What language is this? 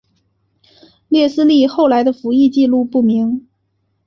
Chinese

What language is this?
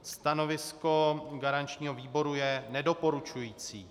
Czech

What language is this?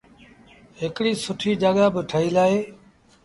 Sindhi Bhil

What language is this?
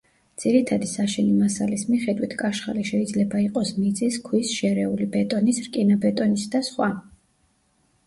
Georgian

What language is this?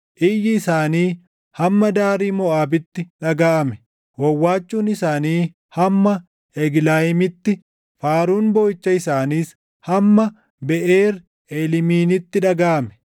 Oromo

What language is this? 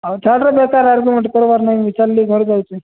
Odia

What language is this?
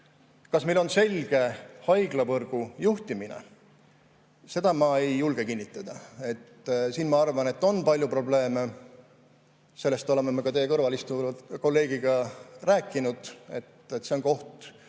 Estonian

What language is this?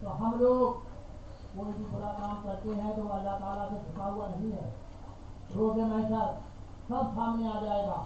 Hindi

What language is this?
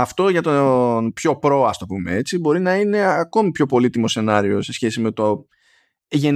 Greek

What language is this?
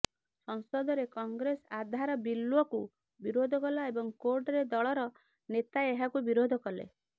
Odia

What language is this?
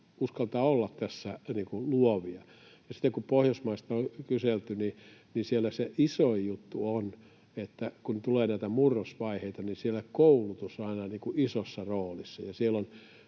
Finnish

